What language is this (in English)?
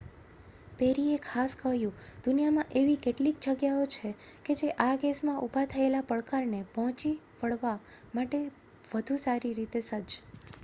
Gujarati